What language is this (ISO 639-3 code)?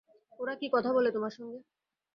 ben